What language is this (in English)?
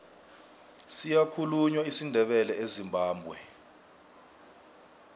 South Ndebele